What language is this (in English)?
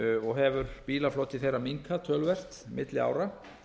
Icelandic